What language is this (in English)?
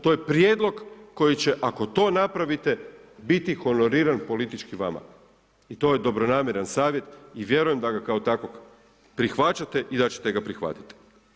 Croatian